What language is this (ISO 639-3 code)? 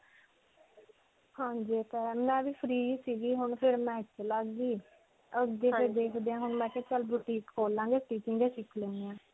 pan